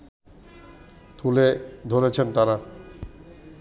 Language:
Bangla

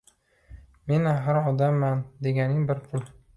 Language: Uzbek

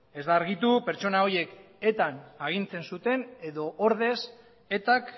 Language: Basque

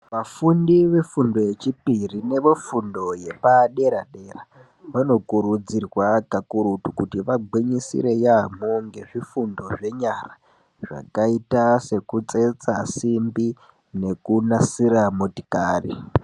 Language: Ndau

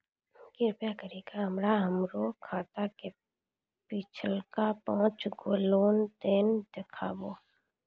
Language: Maithili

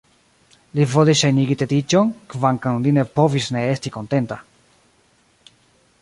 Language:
Esperanto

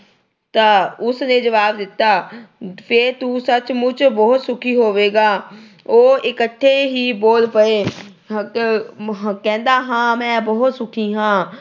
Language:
Punjabi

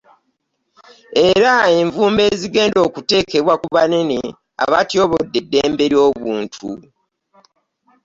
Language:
Ganda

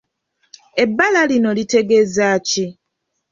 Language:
Ganda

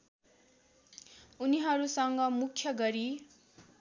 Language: Nepali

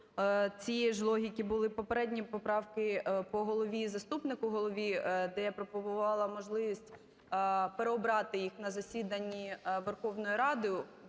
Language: Ukrainian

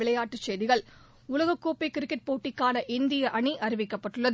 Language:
Tamil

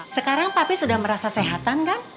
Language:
Indonesian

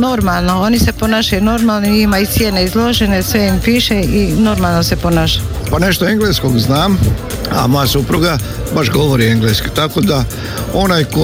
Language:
Croatian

